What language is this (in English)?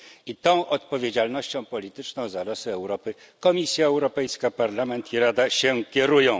Polish